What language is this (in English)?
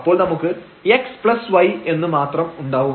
Malayalam